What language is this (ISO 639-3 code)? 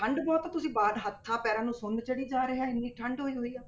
pan